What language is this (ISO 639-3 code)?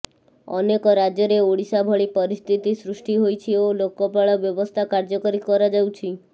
ori